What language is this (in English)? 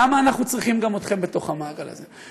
Hebrew